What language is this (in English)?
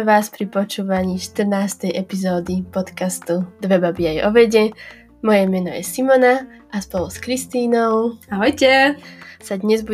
Slovak